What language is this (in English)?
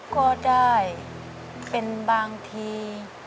Thai